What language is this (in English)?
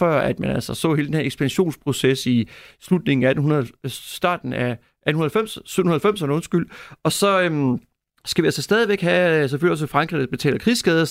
Danish